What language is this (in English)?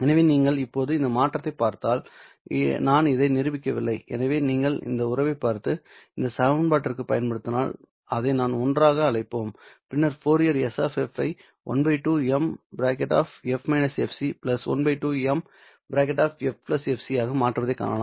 Tamil